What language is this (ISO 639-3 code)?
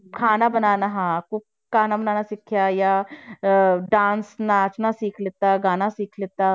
pan